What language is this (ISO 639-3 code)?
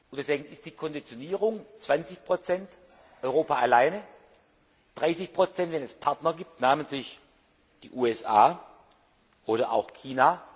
deu